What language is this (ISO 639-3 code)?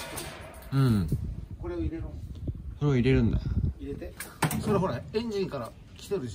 jpn